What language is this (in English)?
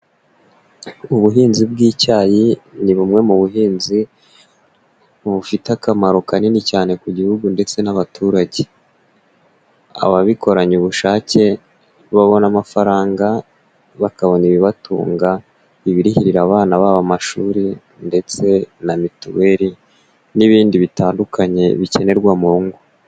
Kinyarwanda